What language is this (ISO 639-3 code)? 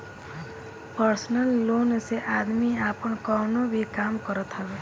bho